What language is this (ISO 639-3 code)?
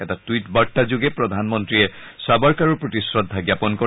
asm